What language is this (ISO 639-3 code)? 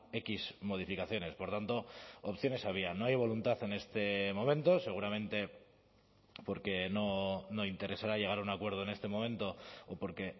spa